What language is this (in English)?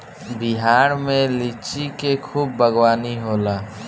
Bhojpuri